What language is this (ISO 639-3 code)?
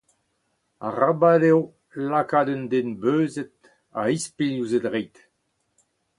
bre